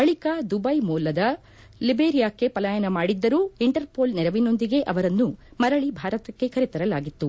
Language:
Kannada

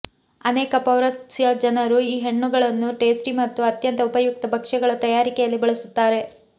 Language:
Kannada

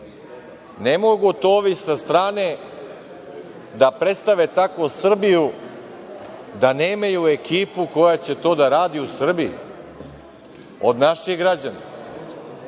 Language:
Serbian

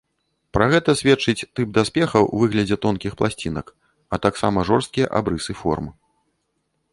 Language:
Belarusian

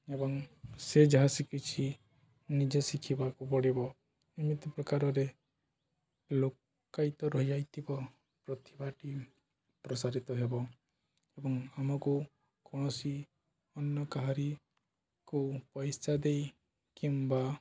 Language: Odia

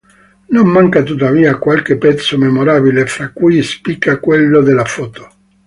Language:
Italian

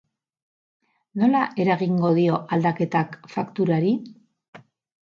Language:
Basque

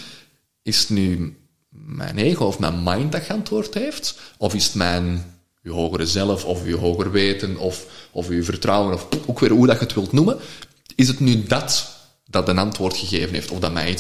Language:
Dutch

